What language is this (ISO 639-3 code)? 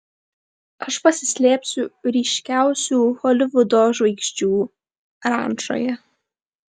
lit